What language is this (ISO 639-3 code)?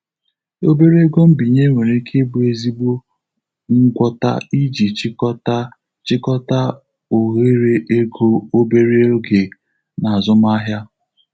ibo